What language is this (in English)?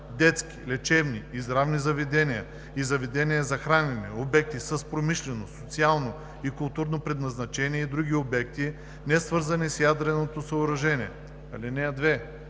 Bulgarian